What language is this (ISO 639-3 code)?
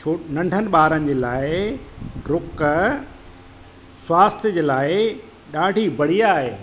snd